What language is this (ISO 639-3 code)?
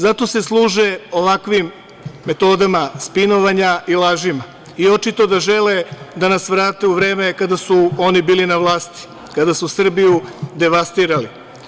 srp